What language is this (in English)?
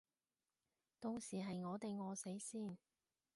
Cantonese